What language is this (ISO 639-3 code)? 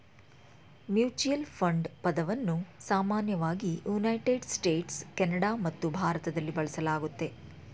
kan